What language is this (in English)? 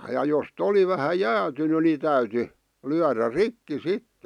Finnish